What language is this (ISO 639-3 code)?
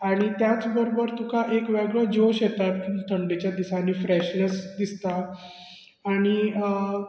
kok